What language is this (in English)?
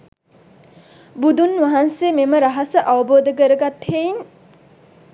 Sinhala